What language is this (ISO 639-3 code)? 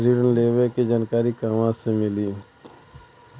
bho